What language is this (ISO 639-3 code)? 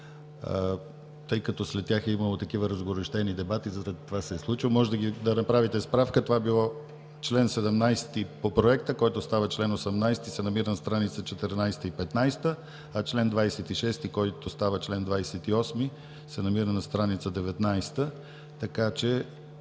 bul